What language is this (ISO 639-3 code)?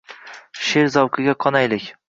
uzb